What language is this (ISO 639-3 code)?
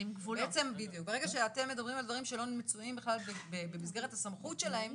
heb